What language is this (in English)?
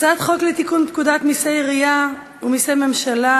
Hebrew